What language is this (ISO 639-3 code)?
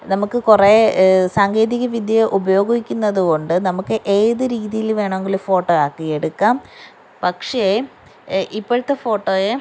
mal